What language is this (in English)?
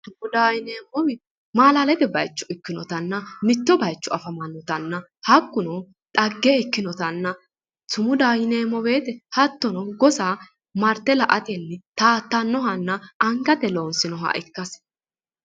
Sidamo